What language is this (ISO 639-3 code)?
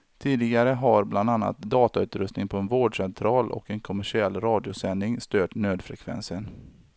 swe